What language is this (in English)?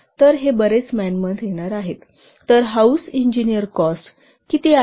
Marathi